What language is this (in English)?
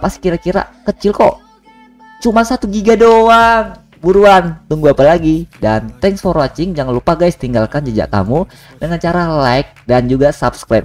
Indonesian